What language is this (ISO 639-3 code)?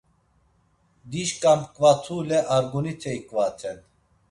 lzz